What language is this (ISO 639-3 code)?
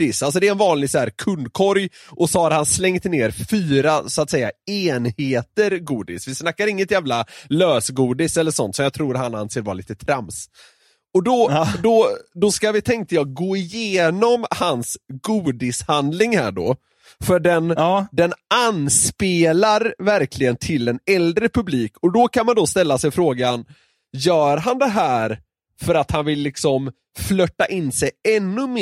swe